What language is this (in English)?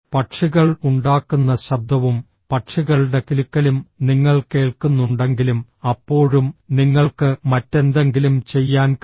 Malayalam